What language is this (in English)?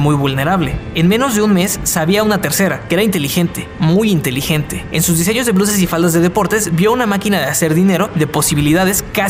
Spanish